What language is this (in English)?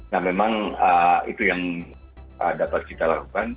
Indonesian